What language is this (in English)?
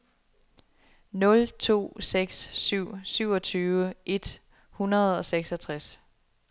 Danish